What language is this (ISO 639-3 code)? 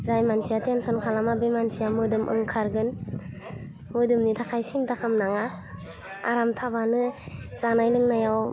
brx